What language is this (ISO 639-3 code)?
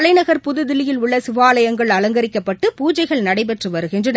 tam